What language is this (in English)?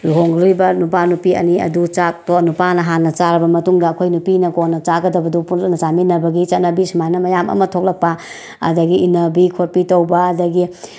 Manipuri